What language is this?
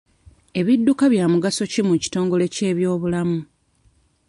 Ganda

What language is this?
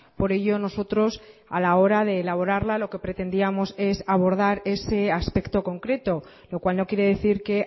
Spanish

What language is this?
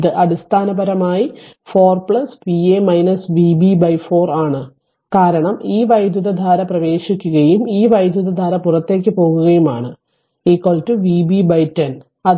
Malayalam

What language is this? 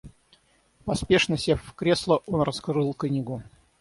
Russian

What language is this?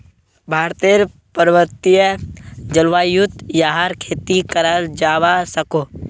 Magahi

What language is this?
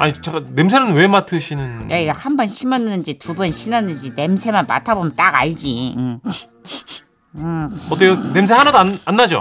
Korean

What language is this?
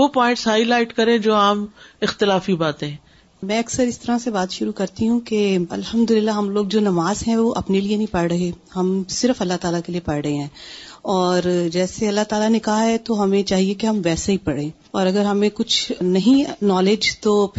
Urdu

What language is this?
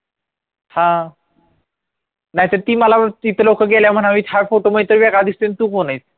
Marathi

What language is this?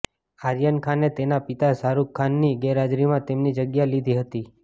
Gujarati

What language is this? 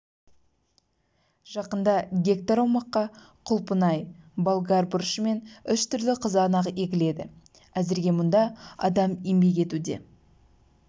Kazakh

